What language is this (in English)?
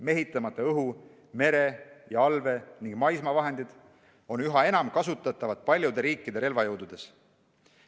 Estonian